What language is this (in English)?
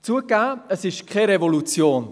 Swiss German